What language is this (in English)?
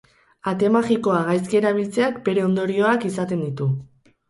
Basque